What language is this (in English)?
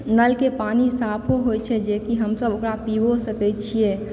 Maithili